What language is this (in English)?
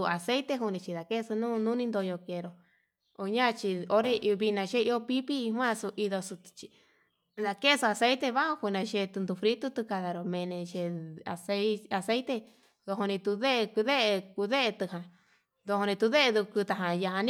Yutanduchi Mixtec